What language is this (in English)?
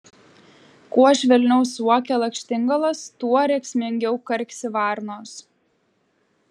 Lithuanian